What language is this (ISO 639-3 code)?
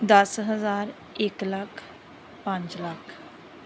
pan